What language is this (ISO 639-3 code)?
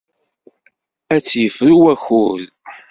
kab